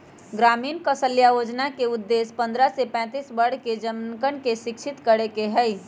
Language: Magahi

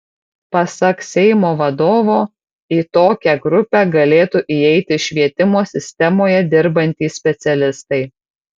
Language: Lithuanian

